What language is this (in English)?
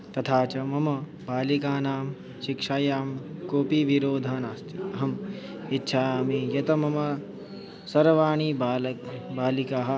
Sanskrit